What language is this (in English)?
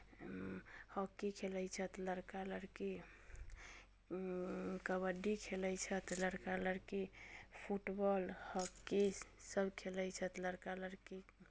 Maithili